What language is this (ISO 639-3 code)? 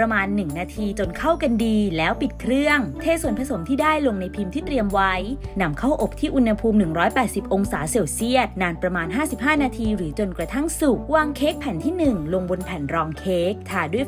tha